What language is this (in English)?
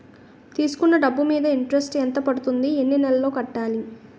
Telugu